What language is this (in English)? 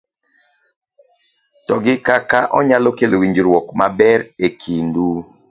Luo (Kenya and Tanzania)